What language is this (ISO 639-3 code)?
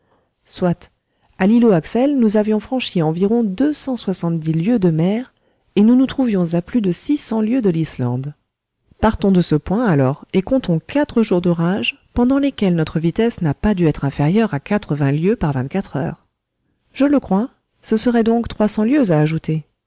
fra